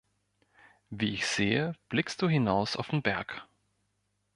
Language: German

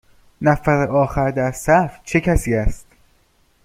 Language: Persian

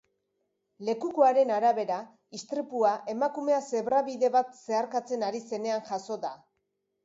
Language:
Basque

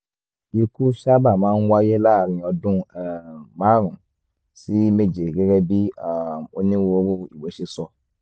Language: Yoruba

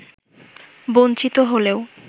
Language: Bangla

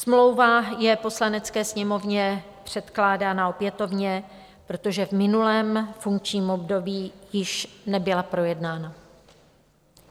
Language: Czech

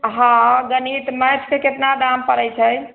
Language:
Maithili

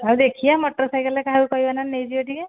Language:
Odia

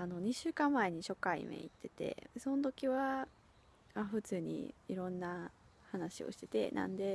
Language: Japanese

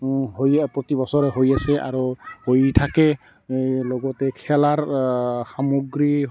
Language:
Assamese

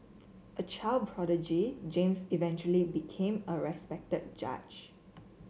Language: English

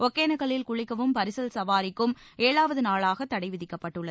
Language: Tamil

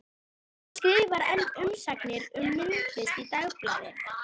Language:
Icelandic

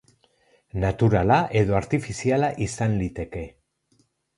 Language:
Basque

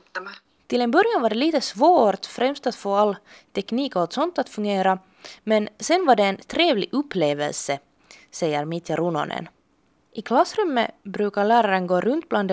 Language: Swedish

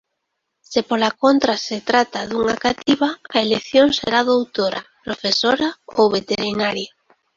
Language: Galician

